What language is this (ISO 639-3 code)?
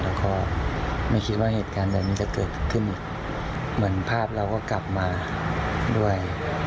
tha